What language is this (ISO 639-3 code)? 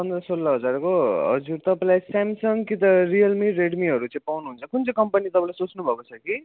nep